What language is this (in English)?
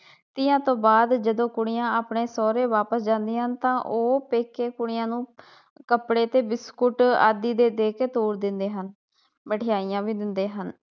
Punjabi